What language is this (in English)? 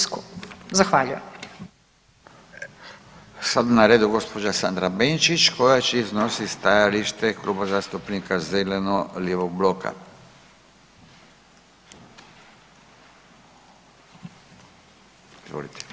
Croatian